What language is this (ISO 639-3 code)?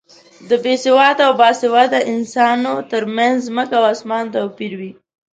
pus